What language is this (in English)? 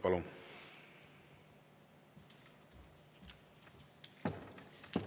Estonian